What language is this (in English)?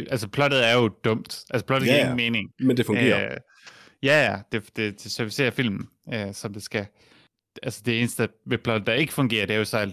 Danish